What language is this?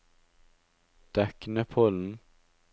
Norwegian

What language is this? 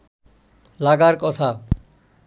Bangla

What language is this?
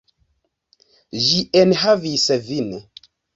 Esperanto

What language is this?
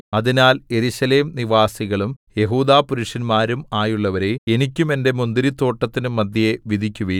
Malayalam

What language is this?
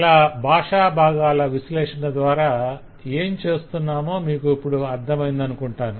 Telugu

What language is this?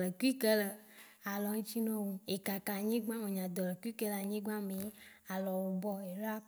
Waci Gbe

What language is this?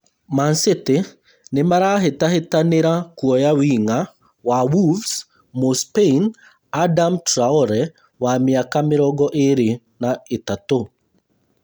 Kikuyu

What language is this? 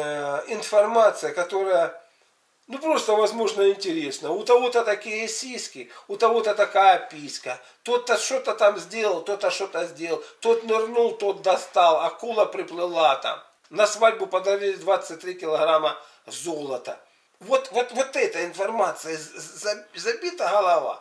Russian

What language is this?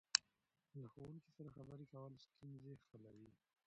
Pashto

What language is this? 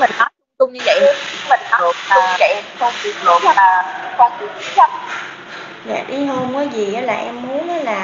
Vietnamese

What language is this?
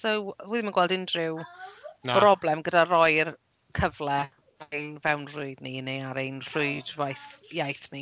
Welsh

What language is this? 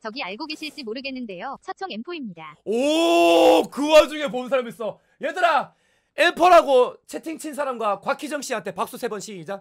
Korean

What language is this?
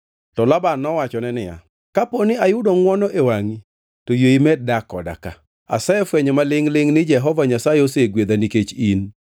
Luo (Kenya and Tanzania)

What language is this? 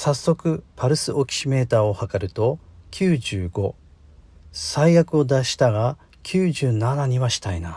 Japanese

